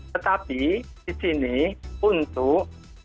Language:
Indonesian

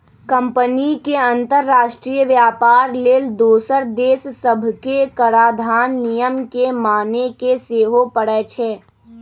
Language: Magahi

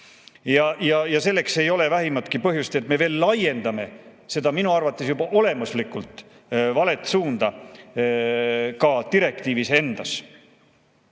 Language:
Estonian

